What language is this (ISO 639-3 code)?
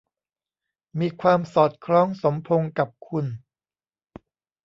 tha